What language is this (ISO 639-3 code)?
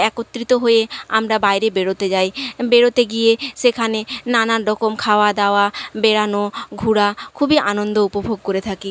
ben